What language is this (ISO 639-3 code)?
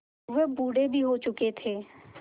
hin